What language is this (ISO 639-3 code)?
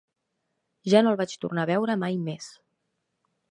cat